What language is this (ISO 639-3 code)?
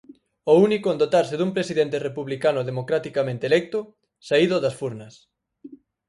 glg